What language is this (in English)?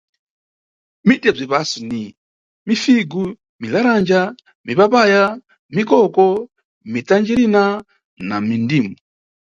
Nyungwe